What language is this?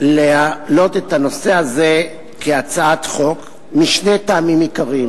Hebrew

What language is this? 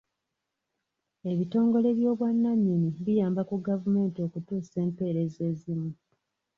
Ganda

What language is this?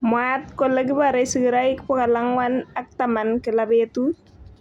Kalenjin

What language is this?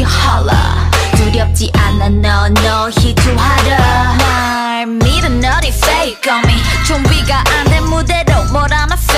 Thai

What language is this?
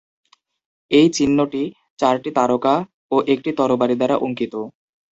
Bangla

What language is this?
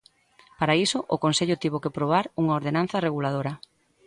Galician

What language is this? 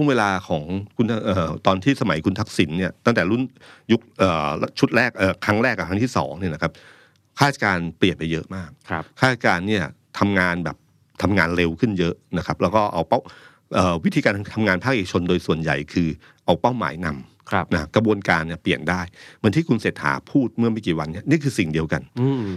Thai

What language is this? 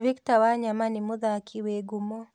Kikuyu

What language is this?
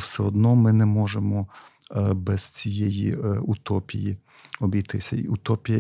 Ukrainian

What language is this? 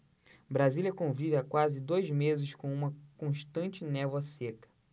Portuguese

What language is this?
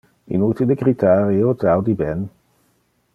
Interlingua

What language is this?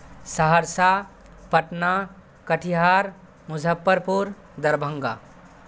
Urdu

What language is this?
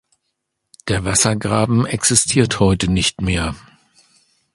German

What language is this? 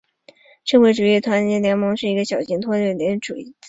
Chinese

